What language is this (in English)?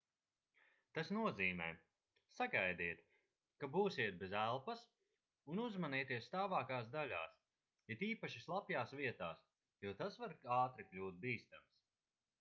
Latvian